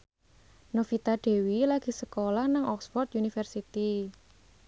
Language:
Javanese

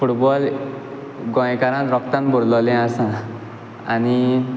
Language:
Konkani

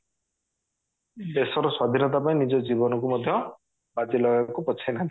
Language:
Odia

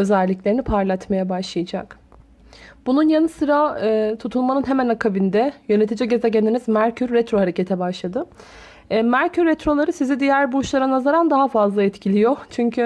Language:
Turkish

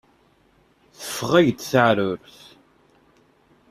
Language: Kabyle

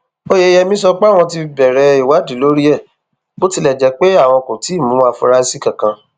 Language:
Yoruba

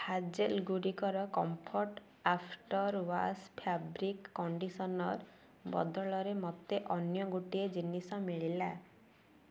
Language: Odia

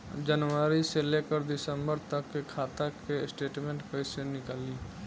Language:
Bhojpuri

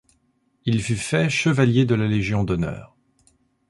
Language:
French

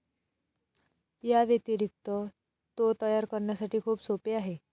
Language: Marathi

